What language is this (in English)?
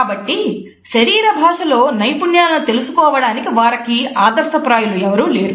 Telugu